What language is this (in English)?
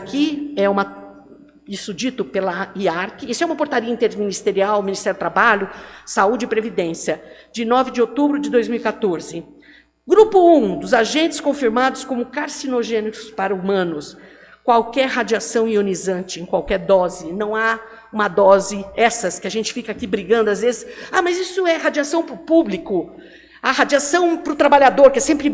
Portuguese